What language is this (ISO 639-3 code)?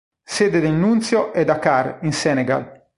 ita